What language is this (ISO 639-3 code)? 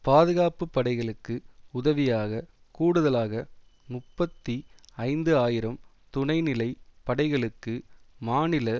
tam